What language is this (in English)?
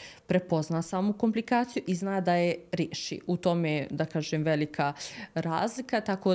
Croatian